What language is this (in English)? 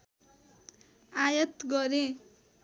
Nepali